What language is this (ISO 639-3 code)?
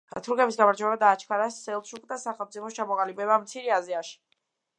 kat